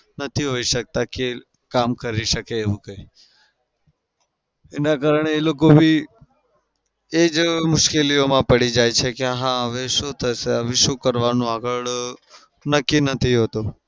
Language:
Gujarati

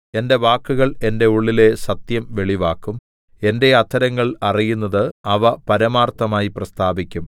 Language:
Malayalam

